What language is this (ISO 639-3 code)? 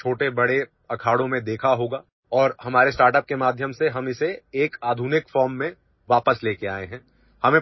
ori